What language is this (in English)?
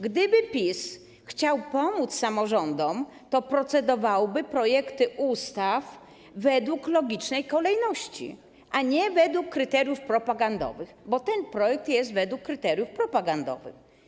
Polish